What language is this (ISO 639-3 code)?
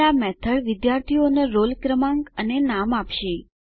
guj